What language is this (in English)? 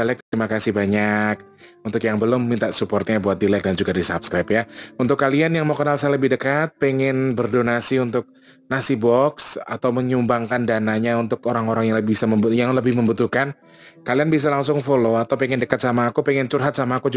Indonesian